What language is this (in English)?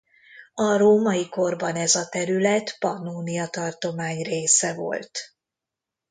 Hungarian